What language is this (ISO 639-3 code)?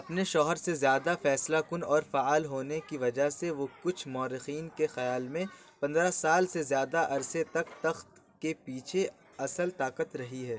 urd